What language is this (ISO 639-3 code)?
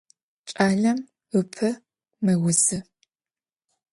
ady